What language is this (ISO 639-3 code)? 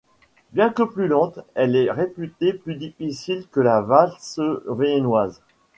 fra